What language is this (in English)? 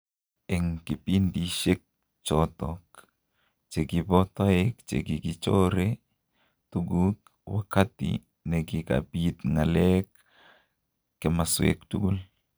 Kalenjin